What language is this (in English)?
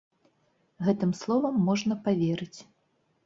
Belarusian